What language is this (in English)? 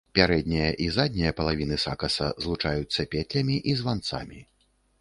Belarusian